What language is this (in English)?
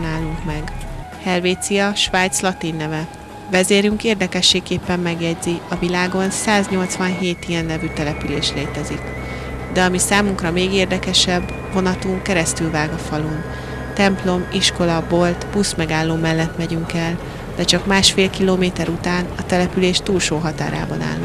Hungarian